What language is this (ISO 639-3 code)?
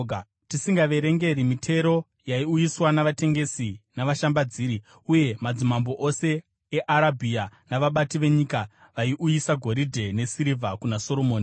sna